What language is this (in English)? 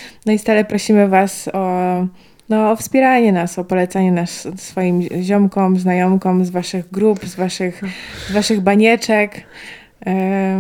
Polish